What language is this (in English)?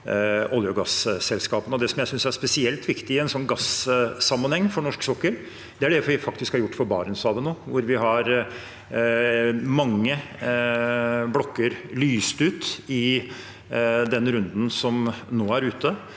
Norwegian